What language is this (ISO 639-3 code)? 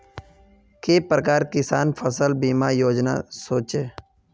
mag